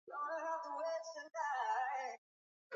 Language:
Swahili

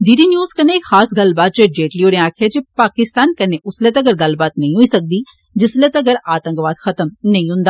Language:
Dogri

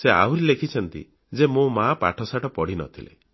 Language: Odia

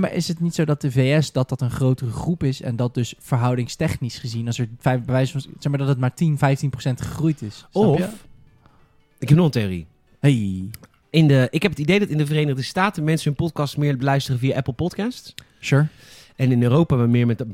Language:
Dutch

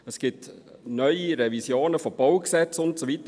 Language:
Swiss German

